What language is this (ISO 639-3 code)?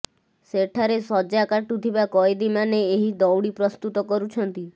ori